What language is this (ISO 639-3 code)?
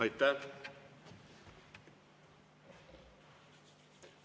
est